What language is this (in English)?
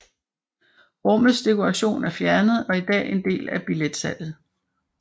Danish